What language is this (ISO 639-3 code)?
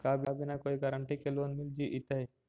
mag